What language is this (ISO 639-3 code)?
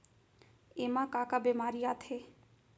hne